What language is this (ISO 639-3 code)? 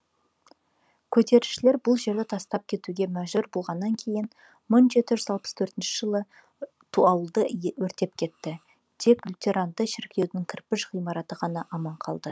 kaz